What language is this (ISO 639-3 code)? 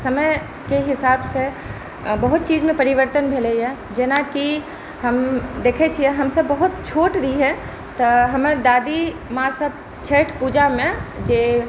mai